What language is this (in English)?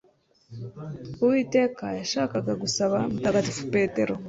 Kinyarwanda